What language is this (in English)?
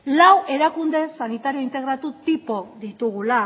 Basque